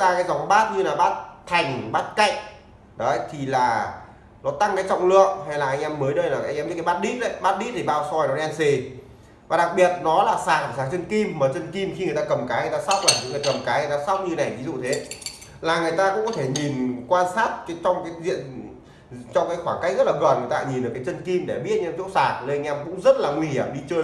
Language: Vietnamese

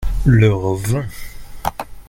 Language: French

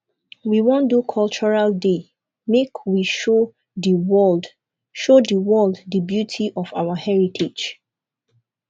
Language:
Nigerian Pidgin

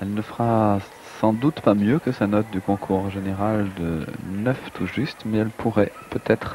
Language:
French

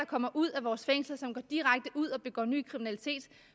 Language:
Danish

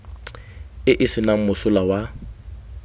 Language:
Tswana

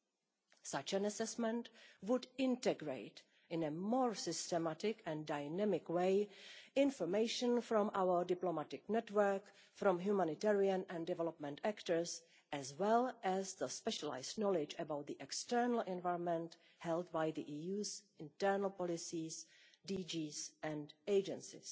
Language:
English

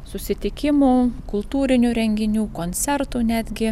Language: Lithuanian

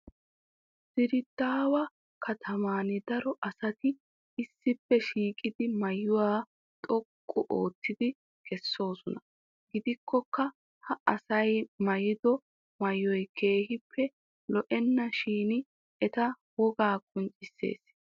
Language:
Wolaytta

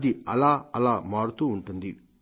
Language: Telugu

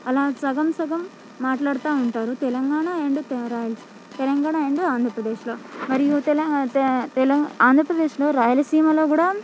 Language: Telugu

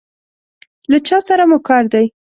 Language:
Pashto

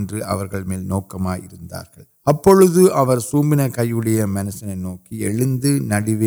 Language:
Urdu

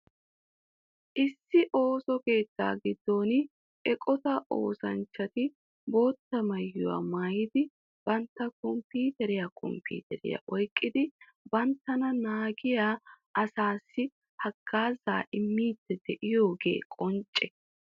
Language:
Wolaytta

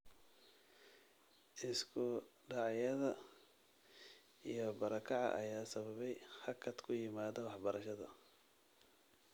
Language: Somali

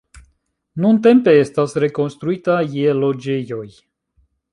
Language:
Esperanto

